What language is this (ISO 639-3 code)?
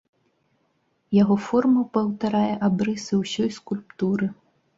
bel